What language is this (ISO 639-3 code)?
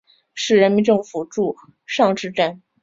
zho